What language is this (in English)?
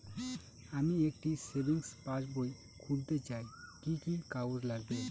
Bangla